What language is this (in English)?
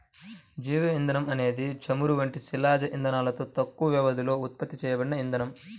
Telugu